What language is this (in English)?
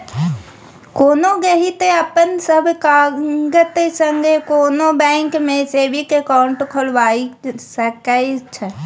Maithili